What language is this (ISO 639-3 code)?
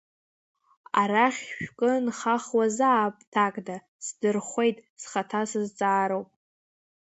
abk